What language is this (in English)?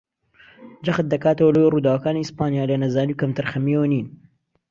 Central Kurdish